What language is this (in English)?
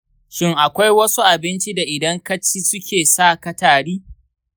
Hausa